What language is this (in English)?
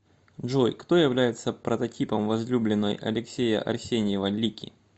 Russian